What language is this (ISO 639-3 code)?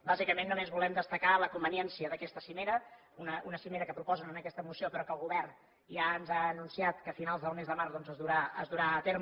cat